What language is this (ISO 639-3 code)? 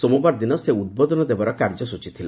ori